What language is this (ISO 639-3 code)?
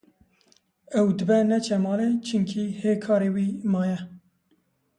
kur